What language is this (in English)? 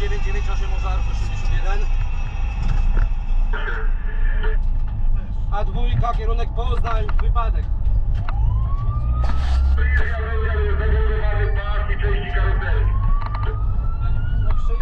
Polish